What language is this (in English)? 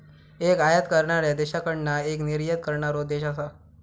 Marathi